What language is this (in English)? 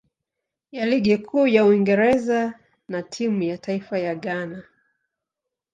Swahili